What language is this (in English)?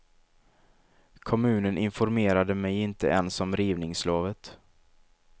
Swedish